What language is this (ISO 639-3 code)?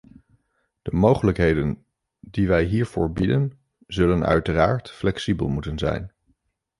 nld